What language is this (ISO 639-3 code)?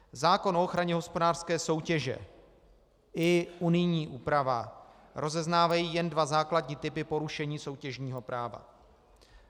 ces